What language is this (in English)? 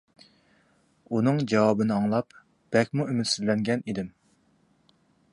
Uyghur